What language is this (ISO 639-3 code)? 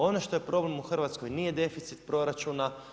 hrv